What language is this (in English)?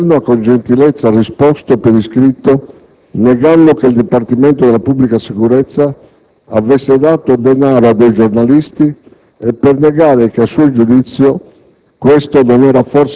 Italian